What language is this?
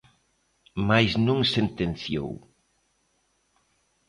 Galician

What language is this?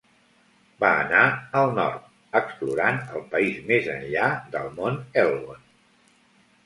Catalan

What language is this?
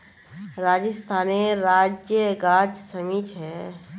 Magahi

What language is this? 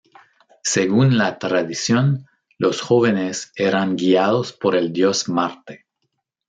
Spanish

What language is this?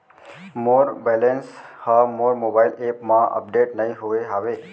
Chhattisgarhi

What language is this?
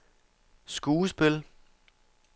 Danish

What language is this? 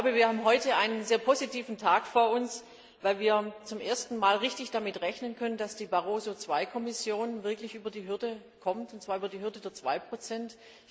German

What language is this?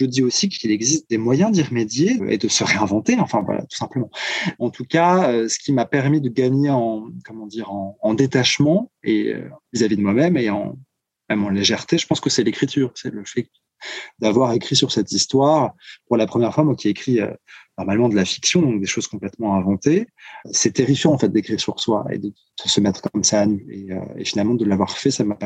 French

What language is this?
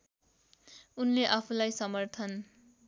Nepali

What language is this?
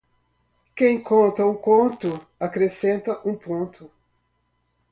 Portuguese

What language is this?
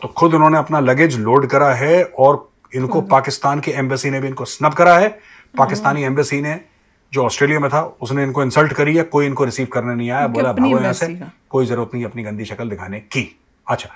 Hindi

